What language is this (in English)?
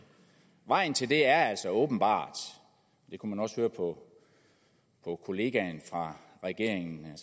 Danish